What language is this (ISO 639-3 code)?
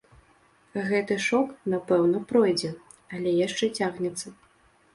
bel